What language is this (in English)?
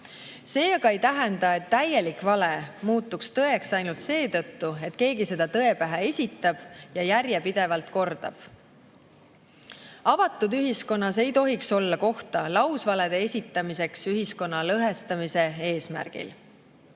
Estonian